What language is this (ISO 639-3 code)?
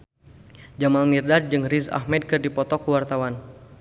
sun